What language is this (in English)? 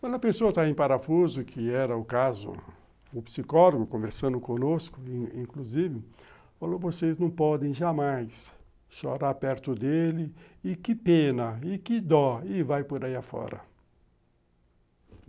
Portuguese